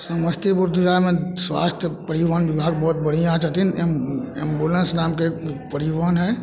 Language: Maithili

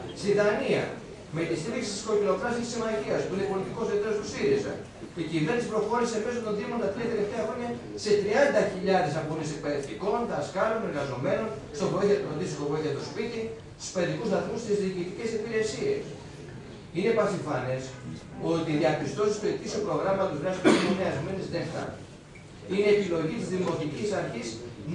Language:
Greek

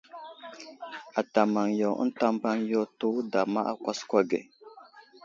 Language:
Wuzlam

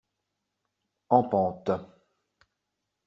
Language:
French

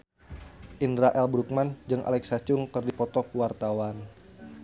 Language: Sundanese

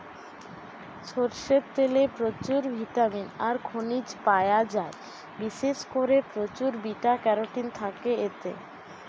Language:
Bangla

